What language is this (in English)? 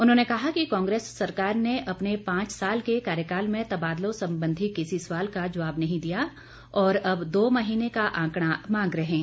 Hindi